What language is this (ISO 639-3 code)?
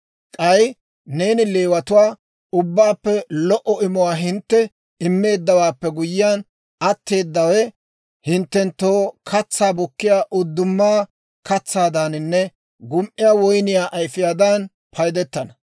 dwr